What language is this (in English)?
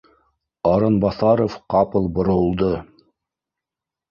Bashkir